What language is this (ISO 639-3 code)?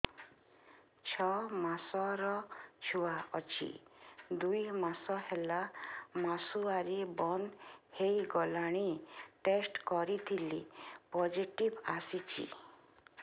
ori